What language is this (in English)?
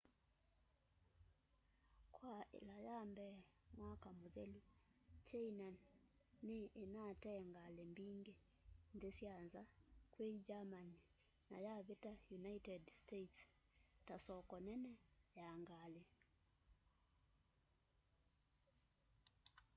Kamba